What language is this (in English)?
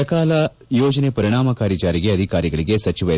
Kannada